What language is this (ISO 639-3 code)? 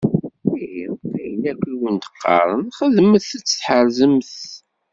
kab